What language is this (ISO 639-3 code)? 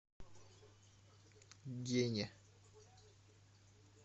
rus